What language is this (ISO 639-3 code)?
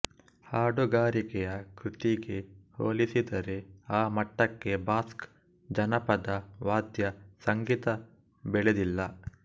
kan